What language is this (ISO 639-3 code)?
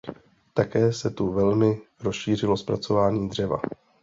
ces